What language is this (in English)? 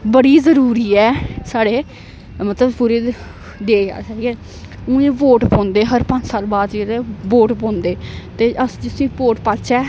Dogri